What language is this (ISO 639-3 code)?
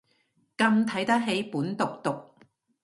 yue